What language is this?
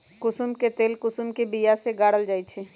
Magahi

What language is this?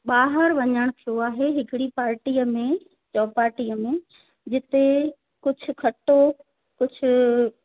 Sindhi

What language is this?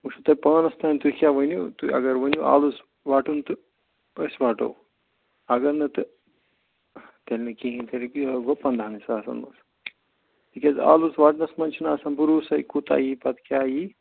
Kashmiri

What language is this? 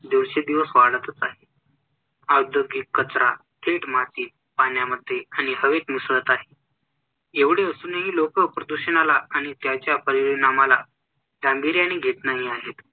Marathi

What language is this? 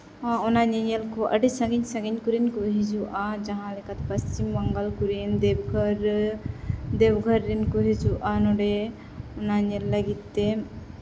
Santali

